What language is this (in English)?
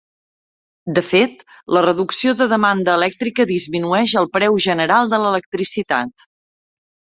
Catalan